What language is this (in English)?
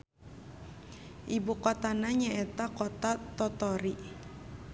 Sundanese